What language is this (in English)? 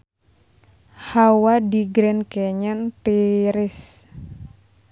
Sundanese